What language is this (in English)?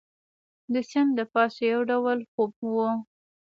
Pashto